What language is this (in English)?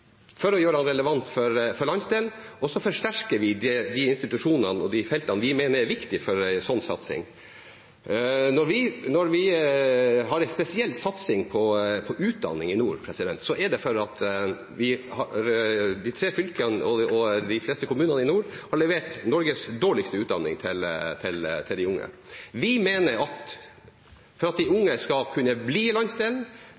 Norwegian Bokmål